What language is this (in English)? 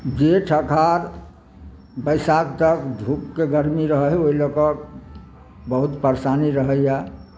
Maithili